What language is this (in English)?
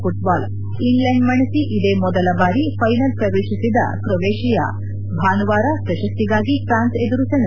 Kannada